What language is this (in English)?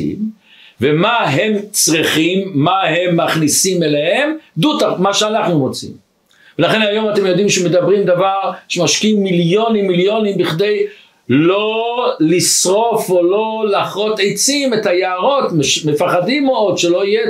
Hebrew